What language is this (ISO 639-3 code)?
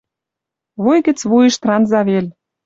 mrj